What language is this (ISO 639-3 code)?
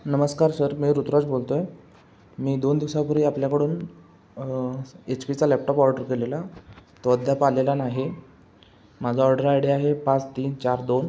mar